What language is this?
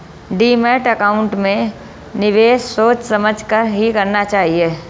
Hindi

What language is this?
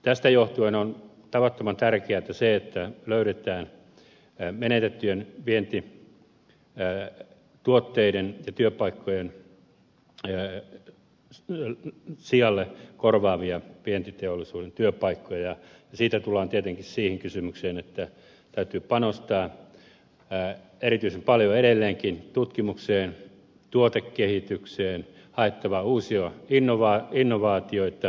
Finnish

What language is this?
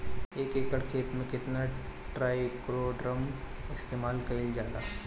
Bhojpuri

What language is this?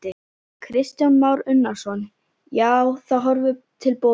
Icelandic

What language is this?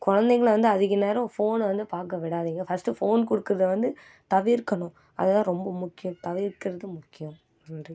Tamil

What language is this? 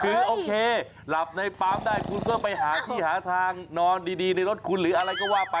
Thai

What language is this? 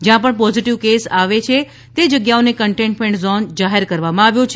Gujarati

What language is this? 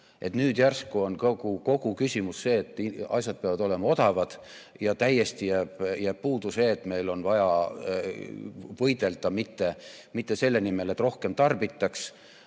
Estonian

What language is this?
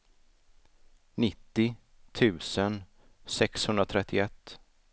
Swedish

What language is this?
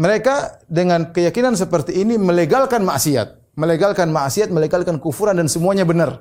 Indonesian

